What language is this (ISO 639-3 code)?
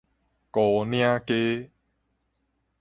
nan